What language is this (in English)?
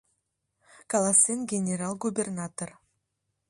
Mari